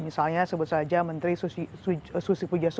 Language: Indonesian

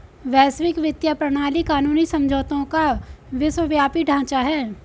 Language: Hindi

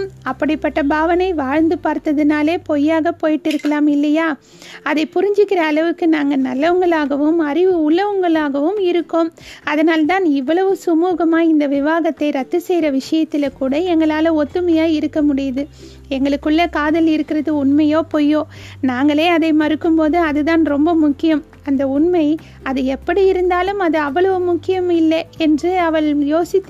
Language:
Tamil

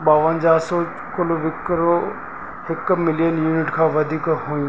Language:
Sindhi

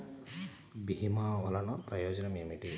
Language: Telugu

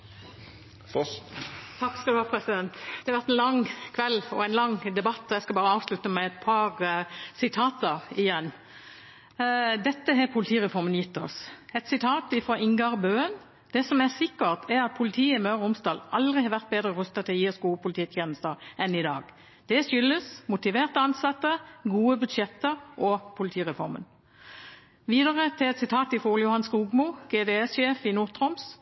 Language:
Norwegian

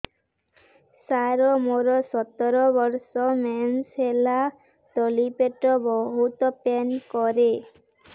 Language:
Odia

